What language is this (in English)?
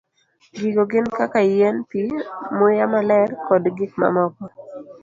Luo (Kenya and Tanzania)